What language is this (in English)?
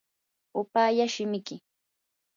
Yanahuanca Pasco Quechua